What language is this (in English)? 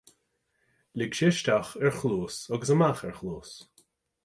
Irish